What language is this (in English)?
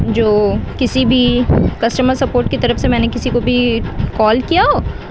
Urdu